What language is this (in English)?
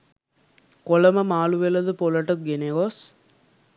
Sinhala